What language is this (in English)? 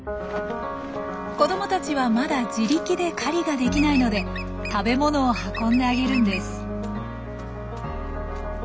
Japanese